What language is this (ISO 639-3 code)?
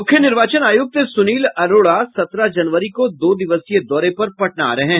hin